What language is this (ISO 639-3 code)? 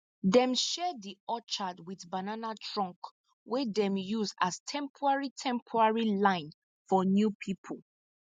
pcm